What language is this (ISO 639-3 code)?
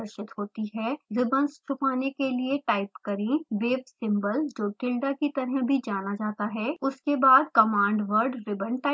hin